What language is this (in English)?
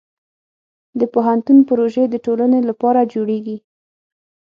Pashto